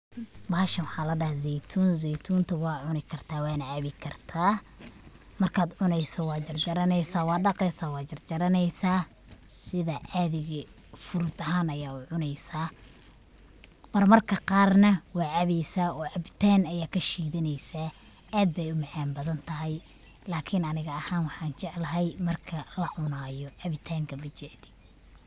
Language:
Somali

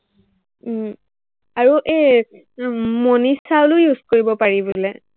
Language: Assamese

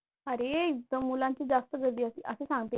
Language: Marathi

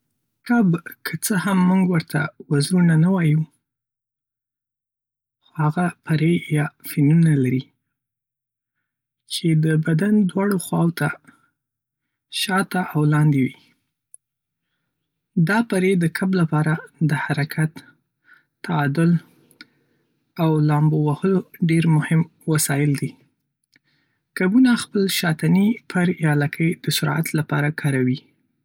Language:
Pashto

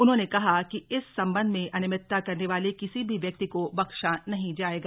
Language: Hindi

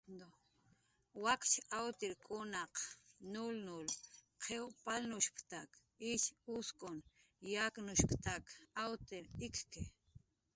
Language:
Jaqaru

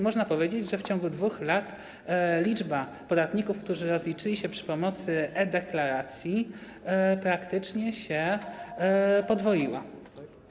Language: Polish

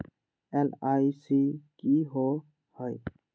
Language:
Magahi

